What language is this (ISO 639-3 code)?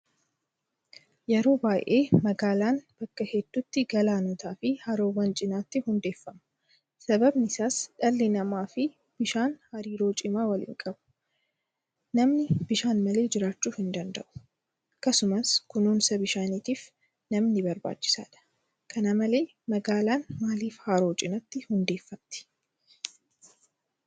orm